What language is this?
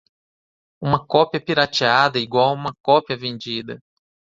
Portuguese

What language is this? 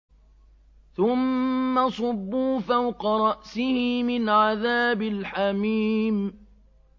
Arabic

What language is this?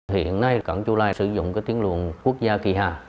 Vietnamese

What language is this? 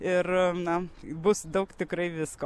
Lithuanian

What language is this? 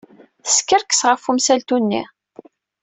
Kabyle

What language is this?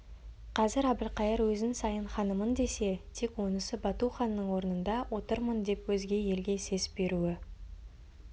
Kazakh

